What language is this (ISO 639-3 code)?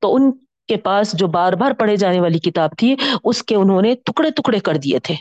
urd